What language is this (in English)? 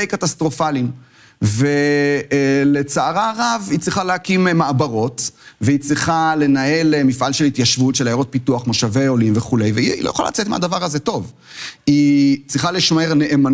Hebrew